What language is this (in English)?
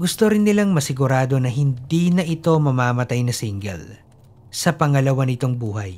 Filipino